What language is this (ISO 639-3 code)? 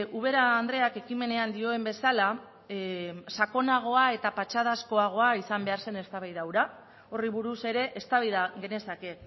eus